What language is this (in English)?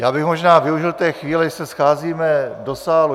Czech